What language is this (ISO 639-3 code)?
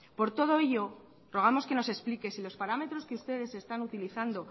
spa